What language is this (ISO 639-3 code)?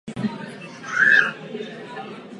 ces